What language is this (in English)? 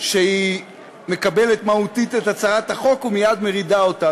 Hebrew